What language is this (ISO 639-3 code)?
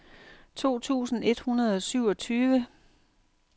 dan